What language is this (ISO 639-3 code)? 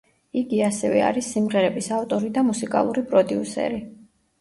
kat